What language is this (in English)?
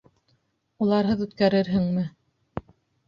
Bashkir